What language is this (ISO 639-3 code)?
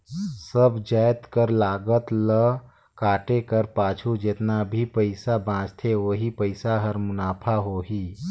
hne